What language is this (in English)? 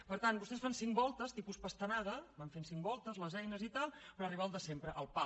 Catalan